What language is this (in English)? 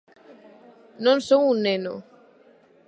Galician